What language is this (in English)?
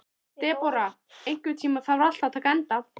Icelandic